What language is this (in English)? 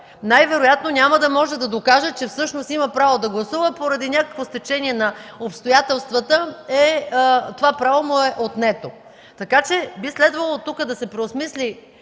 Bulgarian